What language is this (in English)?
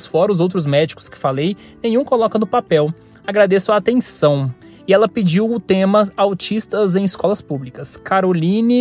Portuguese